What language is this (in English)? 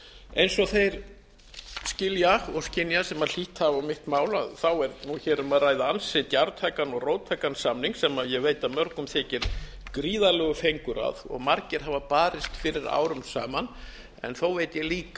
Icelandic